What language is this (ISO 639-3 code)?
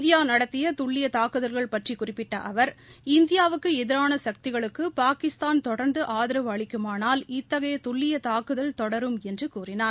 tam